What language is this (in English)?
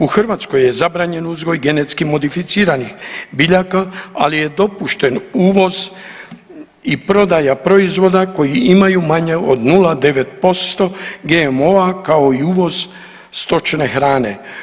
Croatian